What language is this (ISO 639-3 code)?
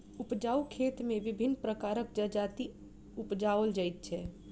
mai